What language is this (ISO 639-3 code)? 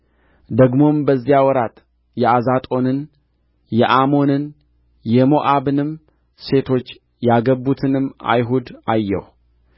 amh